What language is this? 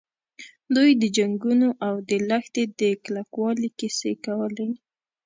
Pashto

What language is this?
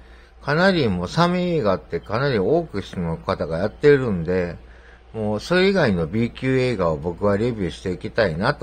Japanese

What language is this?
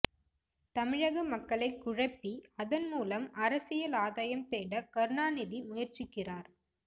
Tamil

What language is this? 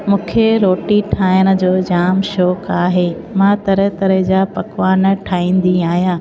Sindhi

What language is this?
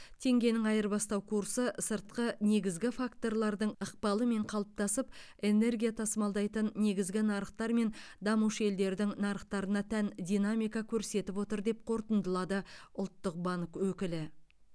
Kazakh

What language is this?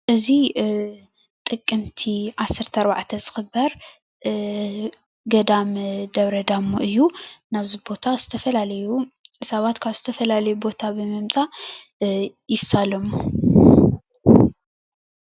Tigrinya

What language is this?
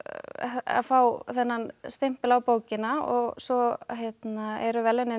Icelandic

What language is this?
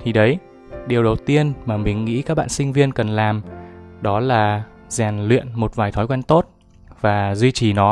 Vietnamese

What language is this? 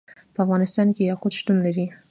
Pashto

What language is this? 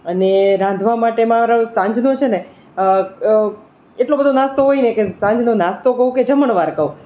Gujarati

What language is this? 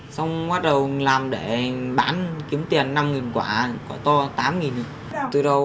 Vietnamese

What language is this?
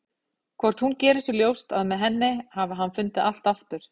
Icelandic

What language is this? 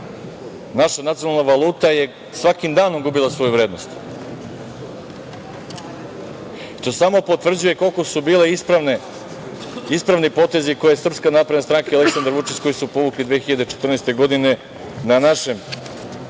Serbian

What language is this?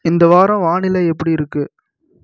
Tamil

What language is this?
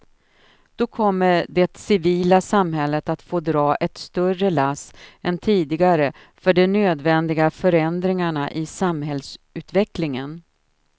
Swedish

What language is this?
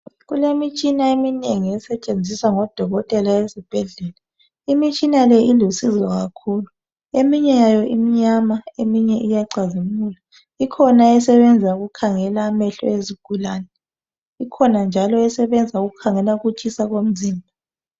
North Ndebele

